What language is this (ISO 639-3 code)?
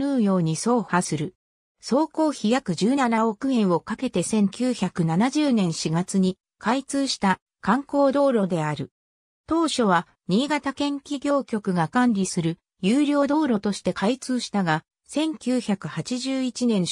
jpn